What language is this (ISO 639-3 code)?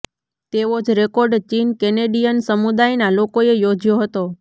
guj